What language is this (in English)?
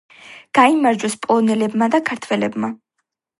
Georgian